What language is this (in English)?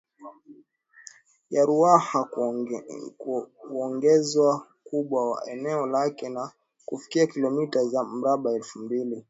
Swahili